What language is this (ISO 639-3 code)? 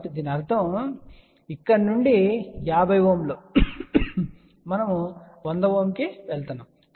tel